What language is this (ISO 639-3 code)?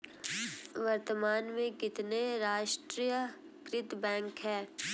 hin